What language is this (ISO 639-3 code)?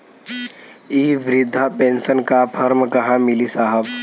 bho